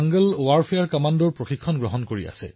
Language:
Assamese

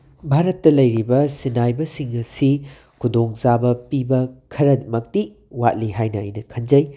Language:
Manipuri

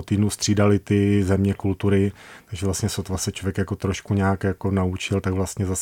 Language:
Czech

